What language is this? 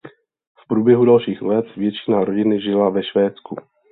Czech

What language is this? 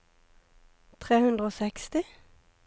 Norwegian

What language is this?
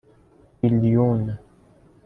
Persian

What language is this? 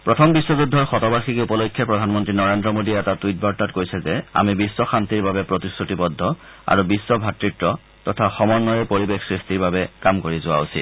Assamese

